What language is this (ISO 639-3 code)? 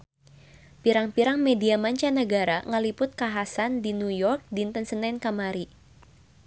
sun